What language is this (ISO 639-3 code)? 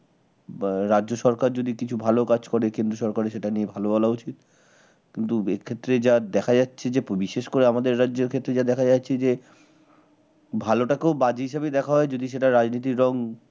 ben